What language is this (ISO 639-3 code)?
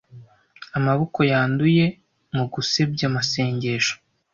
kin